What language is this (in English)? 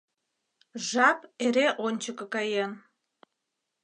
Mari